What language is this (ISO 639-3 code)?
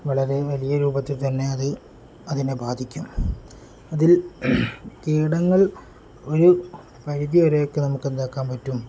mal